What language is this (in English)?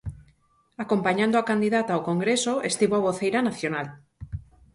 Galician